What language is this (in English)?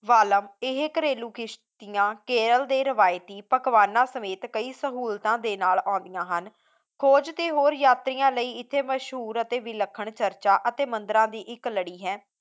Punjabi